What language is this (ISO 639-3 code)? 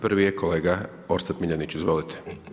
hrv